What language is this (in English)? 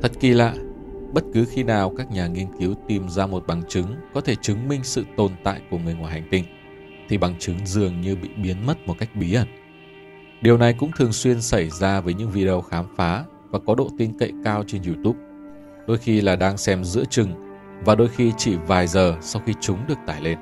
Vietnamese